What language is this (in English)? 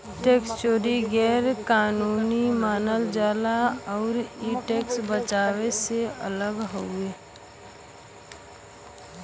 Bhojpuri